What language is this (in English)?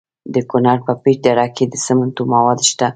Pashto